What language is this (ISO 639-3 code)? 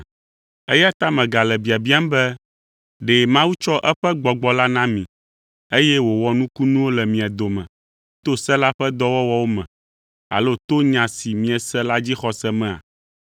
ewe